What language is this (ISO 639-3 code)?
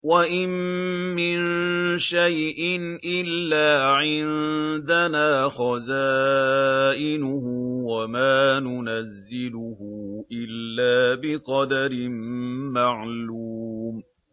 ara